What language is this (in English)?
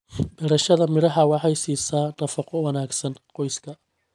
Somali